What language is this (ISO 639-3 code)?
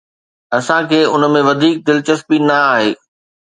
snd